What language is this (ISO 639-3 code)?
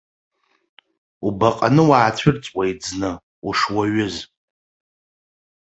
abk